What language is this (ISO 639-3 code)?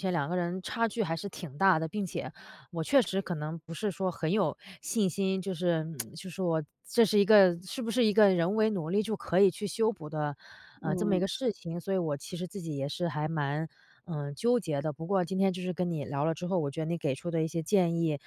zho